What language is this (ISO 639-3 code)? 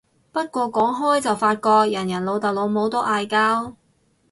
yue